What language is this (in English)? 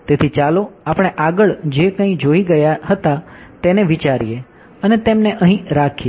Gujarati